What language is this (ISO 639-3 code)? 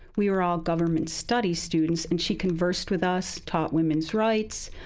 eng